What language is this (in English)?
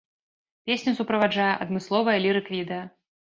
Belarusian